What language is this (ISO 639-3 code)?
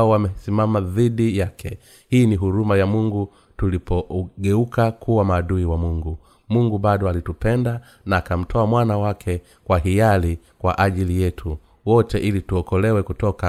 swa